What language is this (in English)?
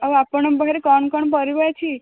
Odia